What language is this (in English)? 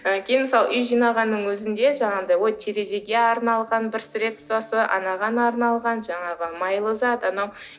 Kazakh